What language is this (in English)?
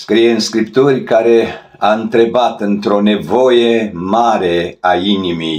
Romanian